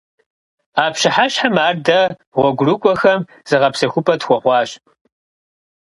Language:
Kabardian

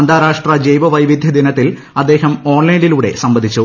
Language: Malayalam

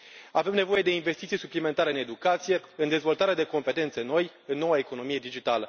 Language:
Romanian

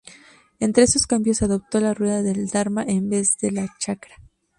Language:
Spanish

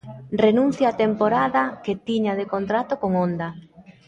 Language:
Galician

